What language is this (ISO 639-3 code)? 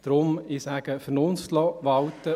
gsw